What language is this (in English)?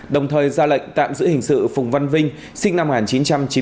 Vietnamese